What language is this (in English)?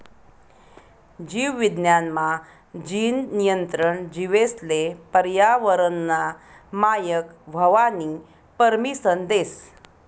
Marathi